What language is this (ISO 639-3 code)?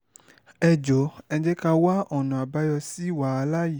yor